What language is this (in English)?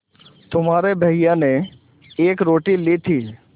Hindi